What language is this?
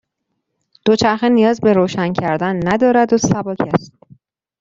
Persian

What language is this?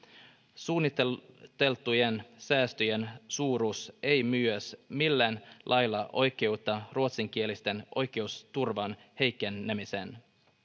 Finnish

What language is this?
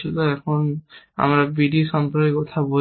Bangla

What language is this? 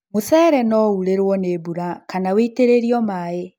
Kikuyu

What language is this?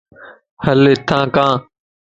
Lasi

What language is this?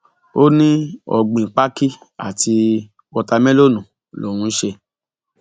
Yoruba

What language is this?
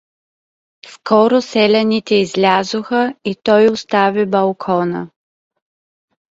Bulgarian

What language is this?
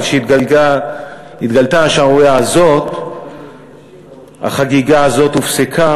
Hebrew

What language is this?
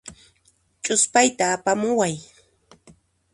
Puno Quechua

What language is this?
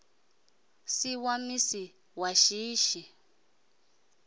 Venda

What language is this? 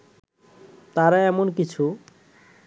Bangla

